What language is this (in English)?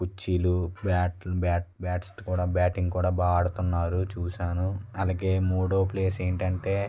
Telugu